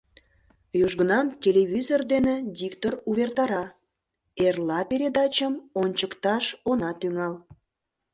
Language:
Mari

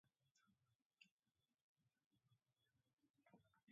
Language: Mari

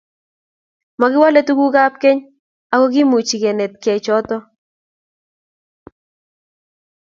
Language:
Kalenjin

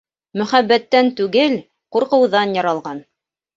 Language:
Bashkir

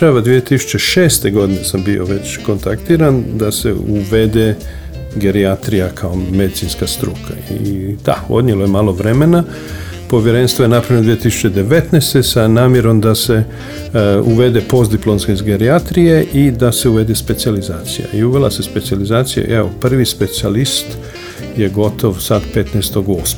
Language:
Croatian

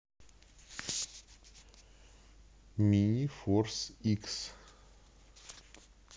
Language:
Russian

